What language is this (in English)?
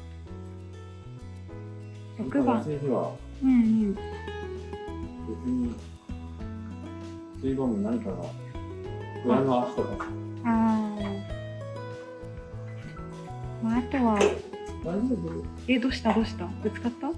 Japanese